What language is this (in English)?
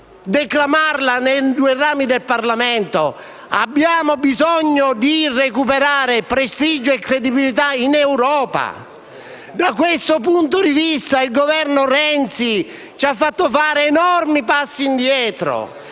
Italian